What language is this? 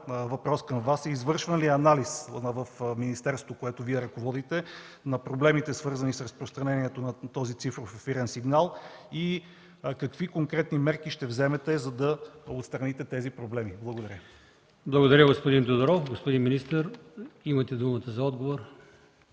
Bulgarian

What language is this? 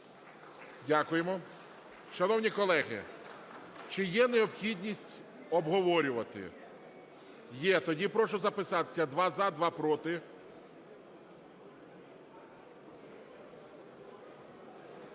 Ukrainian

